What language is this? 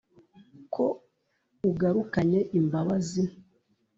Kinyarwanda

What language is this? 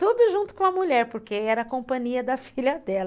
Portuguese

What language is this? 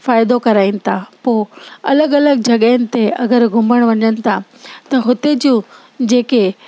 Sindhi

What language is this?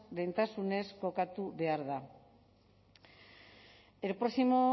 Basque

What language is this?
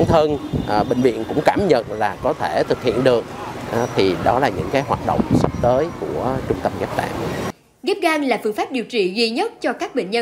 Vietnamese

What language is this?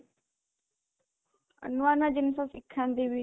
Odia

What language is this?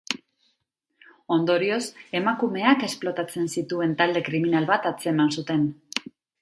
Basque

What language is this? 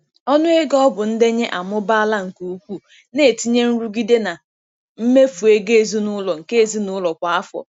Igbo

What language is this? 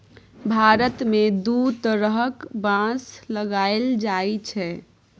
Maithili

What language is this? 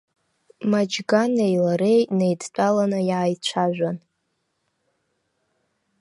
Abkhazian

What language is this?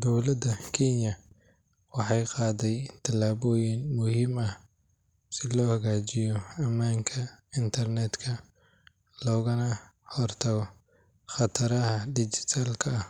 Somali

